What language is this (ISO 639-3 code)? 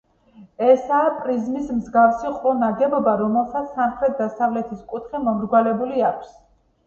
kat